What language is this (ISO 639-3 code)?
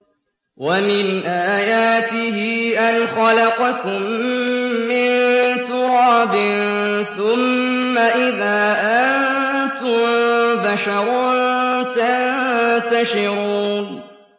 ara